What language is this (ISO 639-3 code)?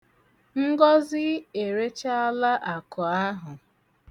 ibo